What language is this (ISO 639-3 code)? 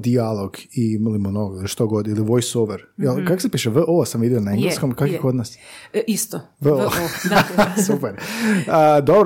hrv